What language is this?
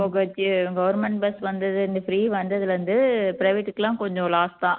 Tamil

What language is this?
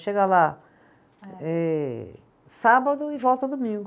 Portuguese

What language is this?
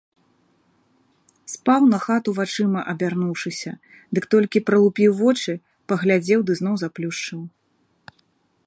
Belarusian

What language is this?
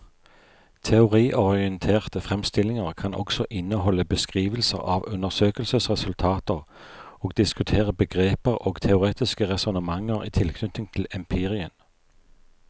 Norwegian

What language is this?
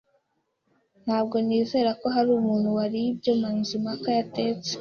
Kinyarwanda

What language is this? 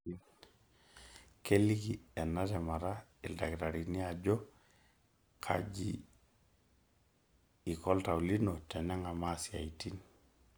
Masai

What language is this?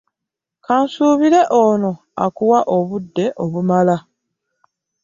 Ganda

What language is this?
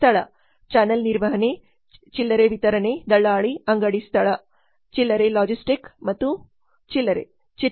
Kannada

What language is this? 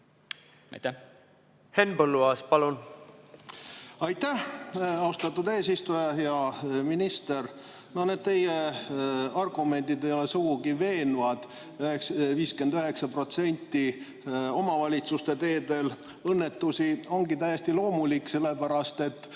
Estonian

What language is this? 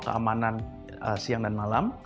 Indonesian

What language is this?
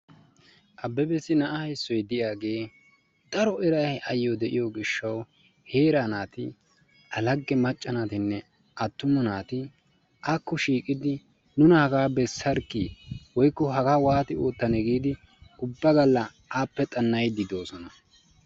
Wolaytta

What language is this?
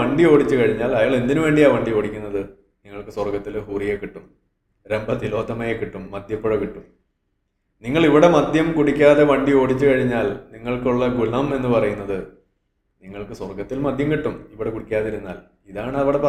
Malayalam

